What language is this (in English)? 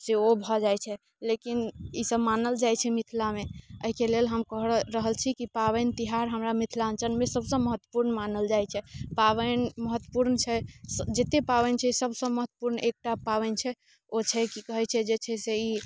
Maithili